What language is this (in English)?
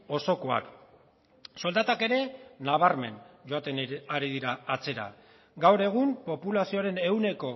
Basque